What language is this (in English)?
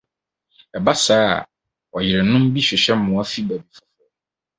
Akan